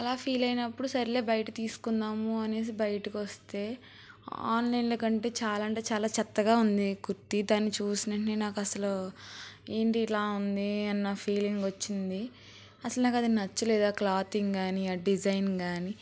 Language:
Telugu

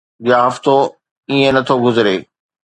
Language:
Sindhi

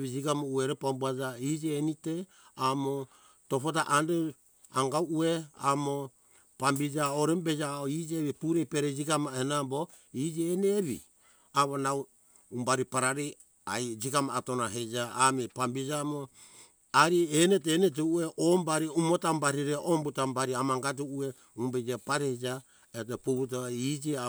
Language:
Hunjara-Kaina Ke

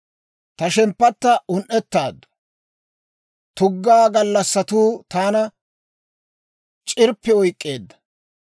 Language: Dawro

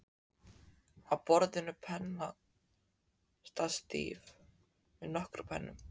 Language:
Icelandic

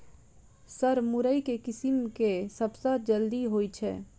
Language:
Maithili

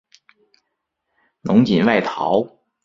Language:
Chinese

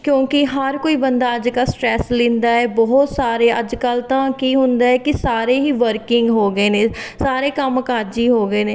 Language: Punjabi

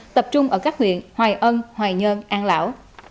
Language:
Vietnamese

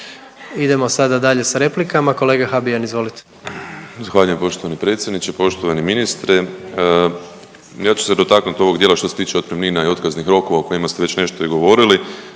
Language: Croatian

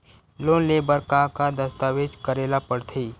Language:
Chhattisgarhi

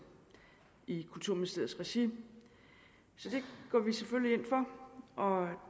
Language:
Danish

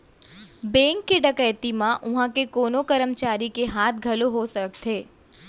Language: Chhattisgarhi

